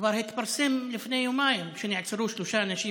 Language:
Hebrew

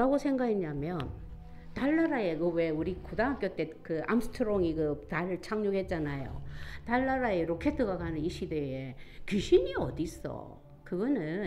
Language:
Korean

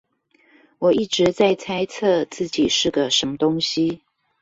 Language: Chinese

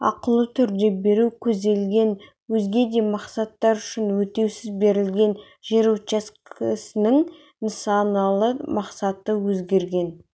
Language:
Kazakh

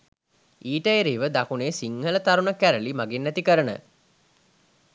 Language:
Sinhala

